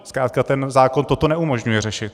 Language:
Czech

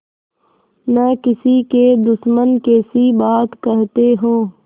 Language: Hindi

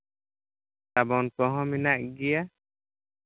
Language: Santali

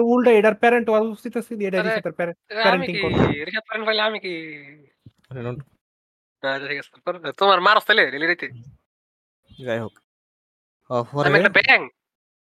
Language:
Bangla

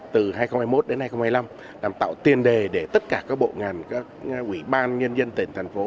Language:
Vietnamese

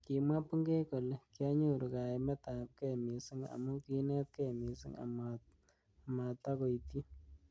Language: Kalenjin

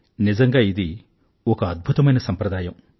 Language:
Telugu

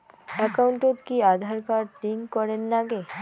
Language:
Bangla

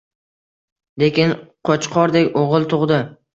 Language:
Uzbek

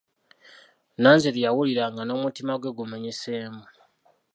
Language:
Ganda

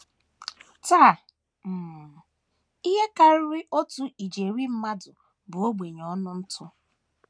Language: Igbo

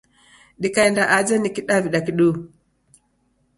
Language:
Taita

